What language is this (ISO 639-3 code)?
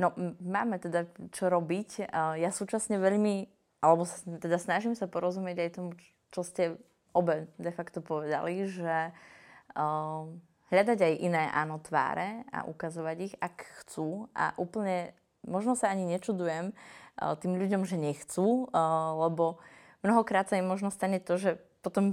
slk